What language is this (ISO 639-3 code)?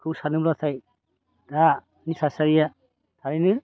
brx